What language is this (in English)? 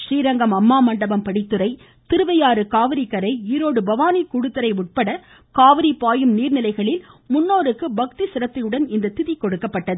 Tamil